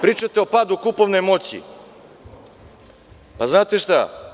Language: Serbian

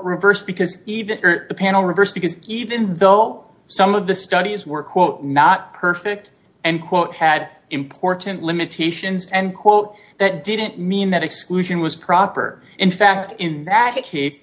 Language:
English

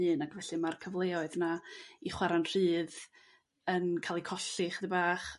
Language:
Welsh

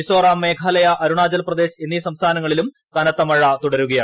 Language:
Malayalam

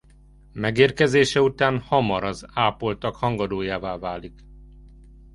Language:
Hungarian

